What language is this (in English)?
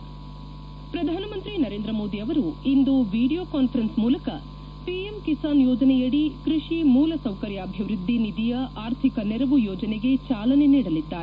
Kannada